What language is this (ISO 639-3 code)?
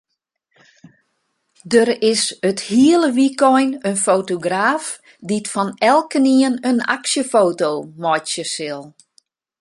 fry